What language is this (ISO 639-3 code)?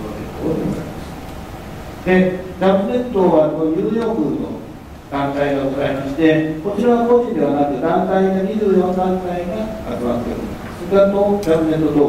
jpn